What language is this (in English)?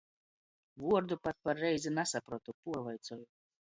Latgalian